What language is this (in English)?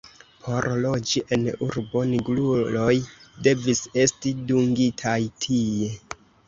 Esperanto